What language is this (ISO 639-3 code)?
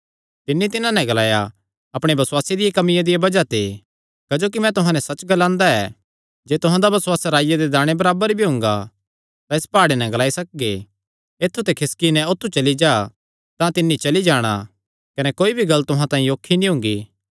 xnr